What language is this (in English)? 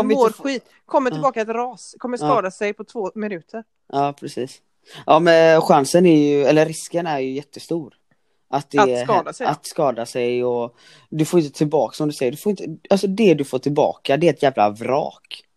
Swedish